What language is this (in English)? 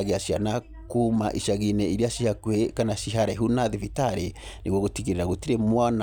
Kikuyu